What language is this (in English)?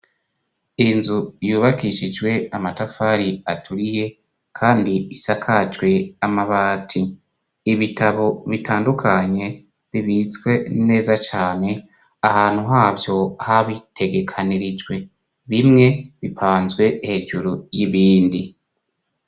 Rundi